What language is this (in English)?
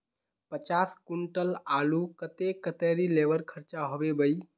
Magahi